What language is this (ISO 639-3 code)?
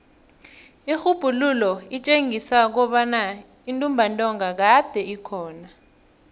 nbl